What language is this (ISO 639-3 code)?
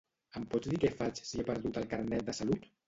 cat